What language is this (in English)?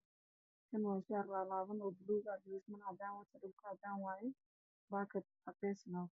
Somali